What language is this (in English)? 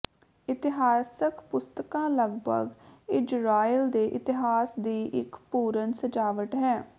Punjabi